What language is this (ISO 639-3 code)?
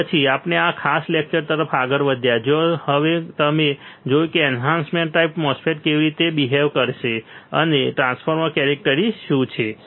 guj